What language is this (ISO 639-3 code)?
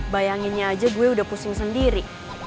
ind